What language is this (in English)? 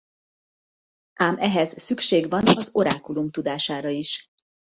Hungarian